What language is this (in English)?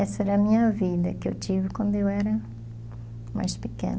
Portuguese